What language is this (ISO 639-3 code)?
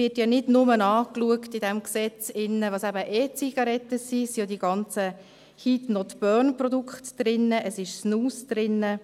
gsw